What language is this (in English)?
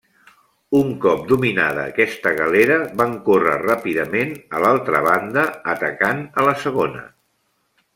Catalan